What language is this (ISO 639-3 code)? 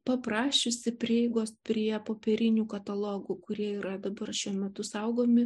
lit